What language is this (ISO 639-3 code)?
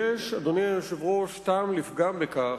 heb